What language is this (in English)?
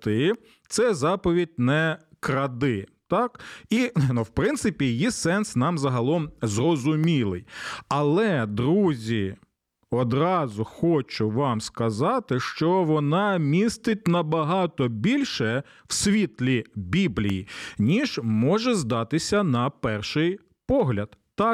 Ukrainian